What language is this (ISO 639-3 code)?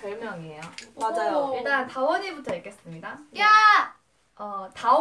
kor